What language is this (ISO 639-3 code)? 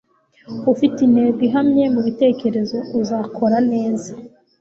kin